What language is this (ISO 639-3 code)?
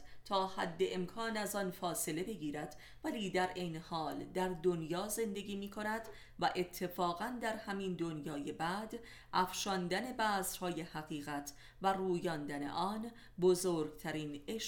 fas